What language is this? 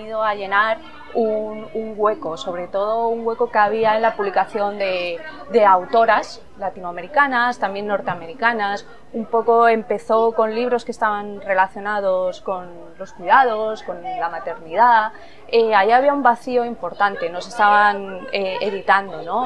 Spanish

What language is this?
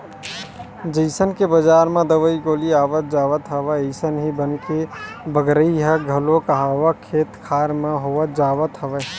Chhattisgarhi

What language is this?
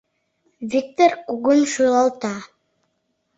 Mari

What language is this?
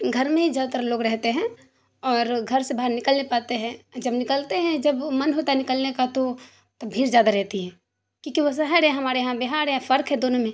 Urdu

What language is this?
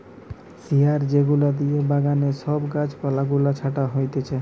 Bangla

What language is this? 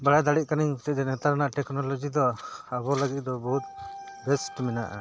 Santali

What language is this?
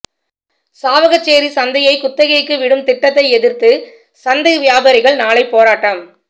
Tamil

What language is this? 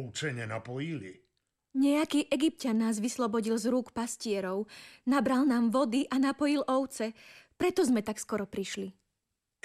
Slovak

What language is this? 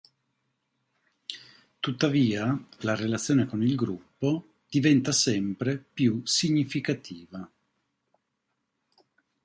Italian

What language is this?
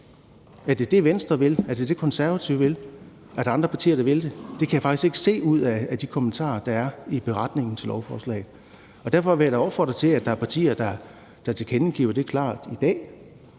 Danish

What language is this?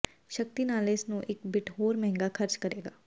Punjabi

